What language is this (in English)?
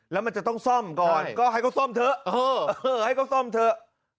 Thai